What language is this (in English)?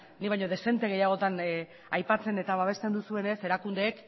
Basque